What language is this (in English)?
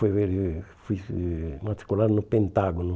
Portuguese